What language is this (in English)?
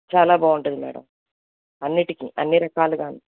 Telugu